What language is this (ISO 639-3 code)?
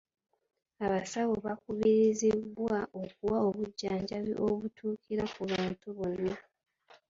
lug